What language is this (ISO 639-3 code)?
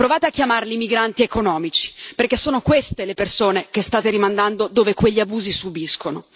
ita